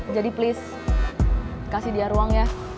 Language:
Indonesian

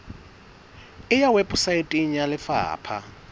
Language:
Southern Sotho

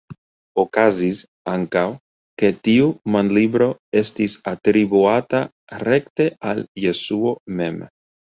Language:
Esperanto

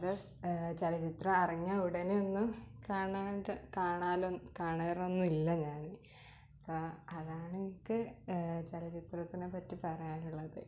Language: Malayalam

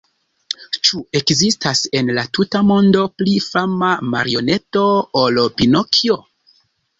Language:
Esperanto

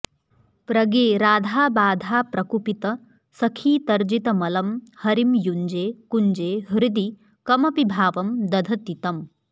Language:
Sanskrit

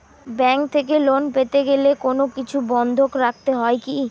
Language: Bangla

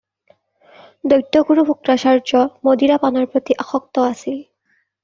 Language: Assamese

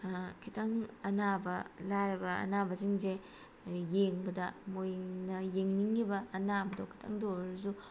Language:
Manipuri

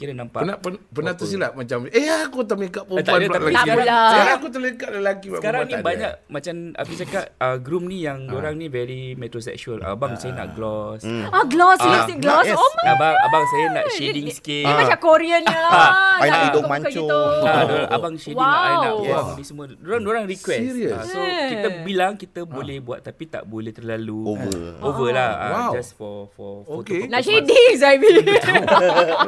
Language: Malay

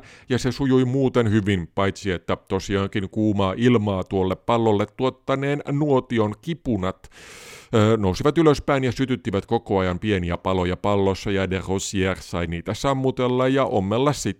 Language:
Finnish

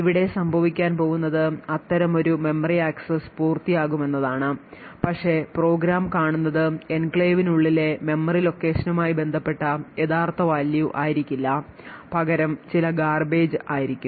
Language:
Malayalam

